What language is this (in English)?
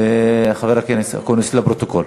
Hebrew